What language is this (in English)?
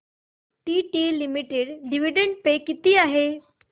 Marathi